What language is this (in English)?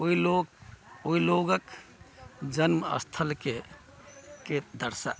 Maithili